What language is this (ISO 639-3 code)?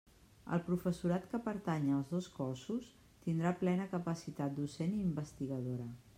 cat